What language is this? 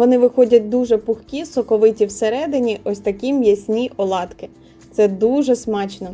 Ukrainian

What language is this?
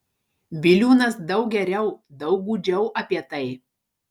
Lithuanian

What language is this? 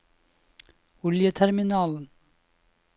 Norwegian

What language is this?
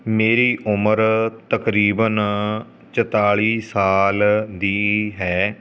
Punjabi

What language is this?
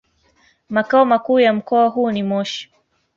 Swahili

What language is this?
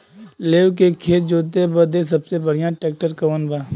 Bhojpuri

